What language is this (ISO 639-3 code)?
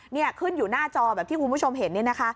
tha